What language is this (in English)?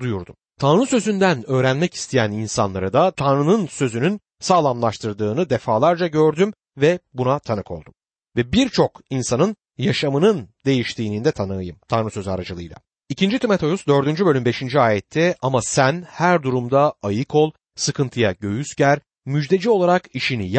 Turkish